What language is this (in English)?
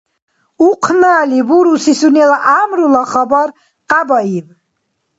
Dargwa